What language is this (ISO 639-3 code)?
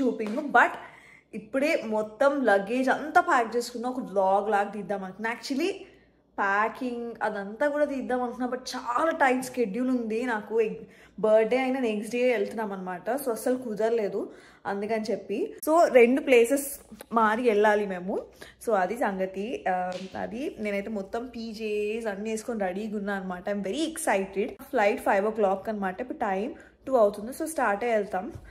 tel